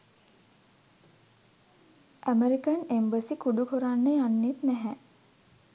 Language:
Sinhala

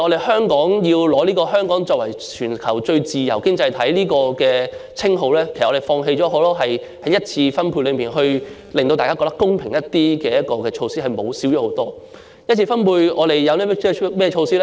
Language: Cantonese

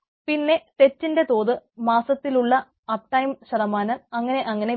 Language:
Malayalam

